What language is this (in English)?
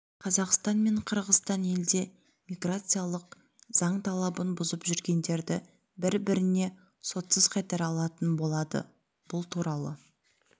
Kazakh